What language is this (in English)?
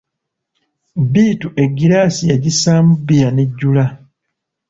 Ganda